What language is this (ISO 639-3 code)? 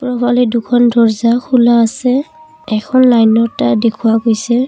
asm